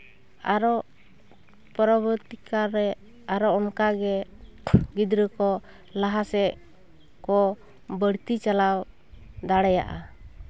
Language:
Santali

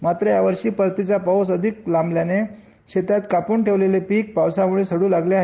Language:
Marathi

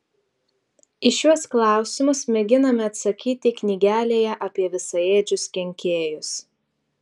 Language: Lithuanian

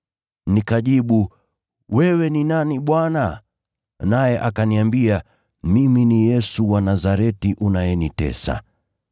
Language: Swahili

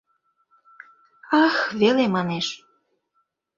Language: Mari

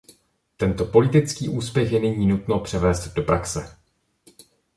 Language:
Czech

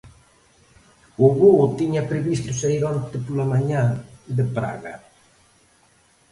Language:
Galician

